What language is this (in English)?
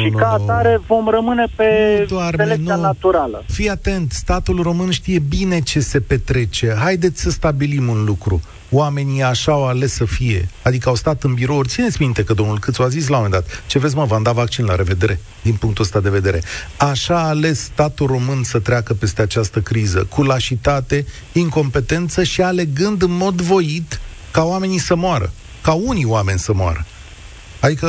Romanian